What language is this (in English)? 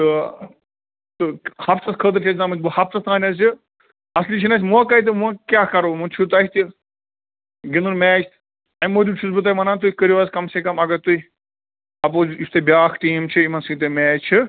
Kashmiri